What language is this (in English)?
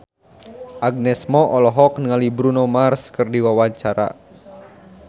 Sundanese